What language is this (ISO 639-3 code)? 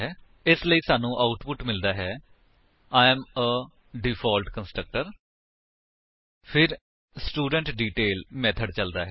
pan